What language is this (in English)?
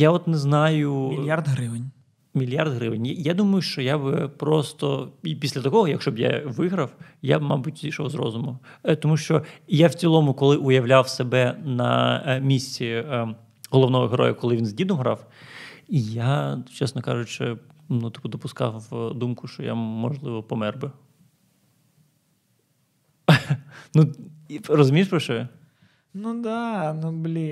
Ukrainian